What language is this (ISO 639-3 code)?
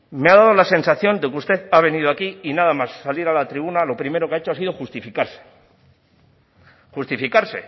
spa